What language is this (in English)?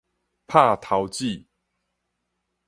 Min Nan Chinese